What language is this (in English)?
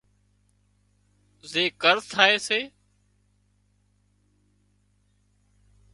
Wadiyara Koli